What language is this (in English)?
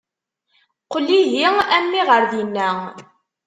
Kabyle